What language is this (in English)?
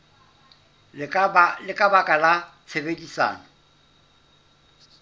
Southern Sotho